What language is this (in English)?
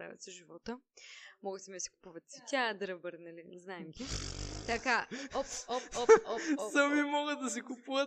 Bulgarian